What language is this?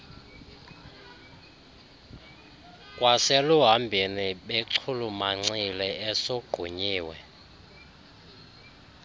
Xhosa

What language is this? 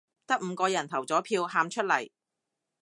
Cantonese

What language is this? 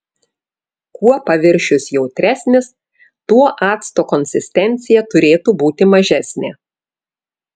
Lithuanian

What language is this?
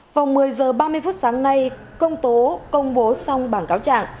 Vietnamese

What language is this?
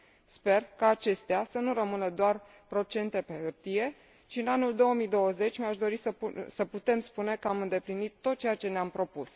Romanian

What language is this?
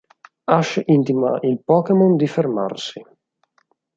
Italian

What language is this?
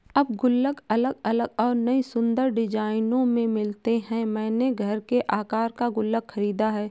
Hindi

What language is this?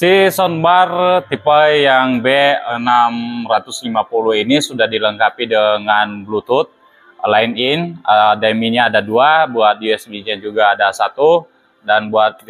Indonesian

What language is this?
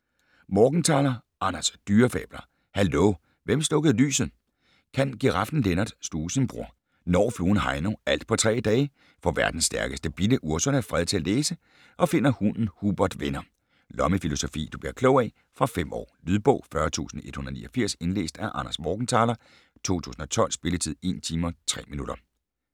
Danish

